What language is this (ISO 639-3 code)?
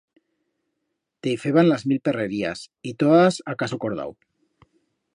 arg